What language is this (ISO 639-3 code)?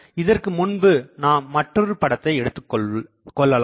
tam